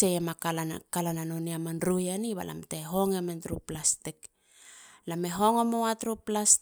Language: Halia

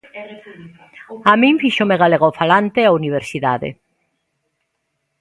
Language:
Galician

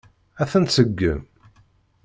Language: Kabyle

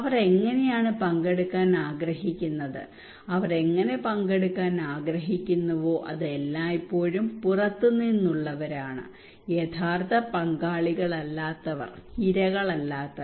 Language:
Malayalam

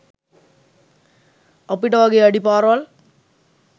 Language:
Sinhala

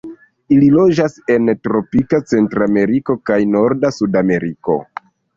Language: Esperanto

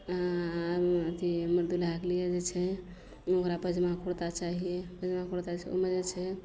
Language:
Maithili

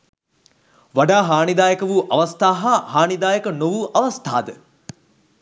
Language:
Sinhala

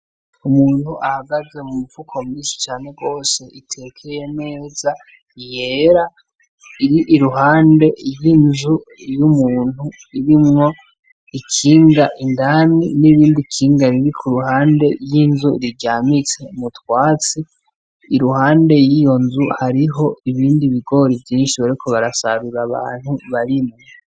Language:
Rundi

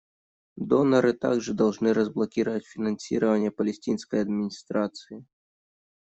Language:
Russian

